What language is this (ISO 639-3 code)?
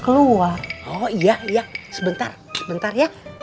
ind